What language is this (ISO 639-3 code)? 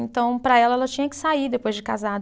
por